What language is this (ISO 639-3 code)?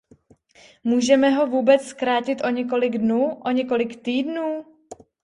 ces